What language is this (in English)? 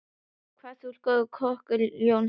Icelandic